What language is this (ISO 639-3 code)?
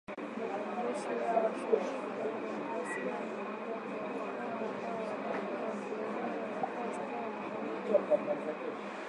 swa